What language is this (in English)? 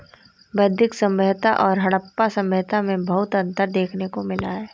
Hindi